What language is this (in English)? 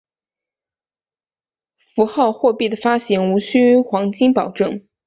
Chinese